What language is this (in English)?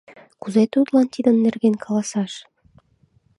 Mari